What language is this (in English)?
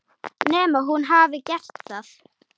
Icelandic